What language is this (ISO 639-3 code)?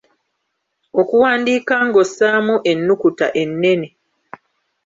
lug